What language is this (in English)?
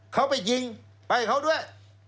Thai